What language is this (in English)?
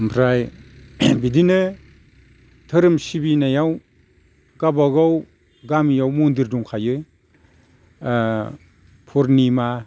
Bodo